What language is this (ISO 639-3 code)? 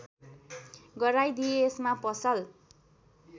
nep